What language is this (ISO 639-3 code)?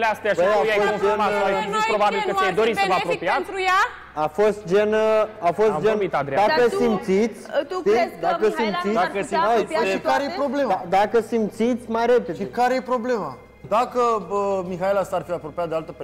ron